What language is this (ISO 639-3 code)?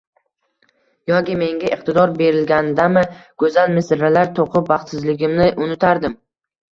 uzb